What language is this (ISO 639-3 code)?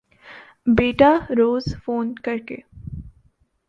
urd